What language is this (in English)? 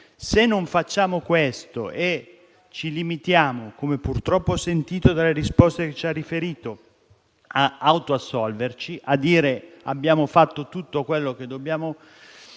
Italian